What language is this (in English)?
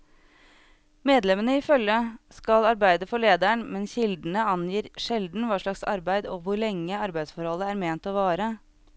Norwegian